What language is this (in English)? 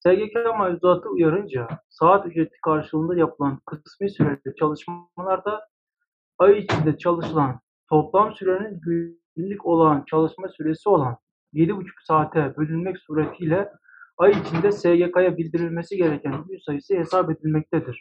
Turkish